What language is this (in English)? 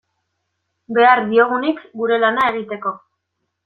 Basque